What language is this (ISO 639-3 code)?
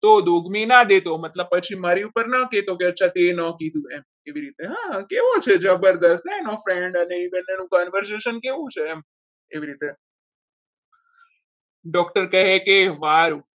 guj